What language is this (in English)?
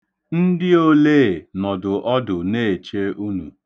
Igbo